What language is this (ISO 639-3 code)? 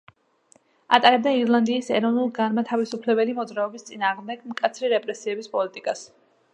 kat